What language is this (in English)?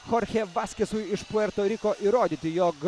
Lithuanian